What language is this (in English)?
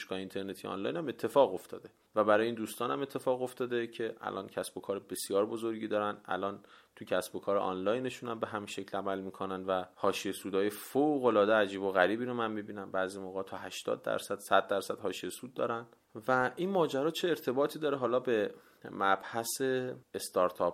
Persian